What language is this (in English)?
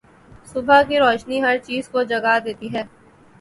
Urdu